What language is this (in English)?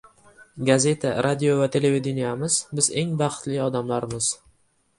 Uzbek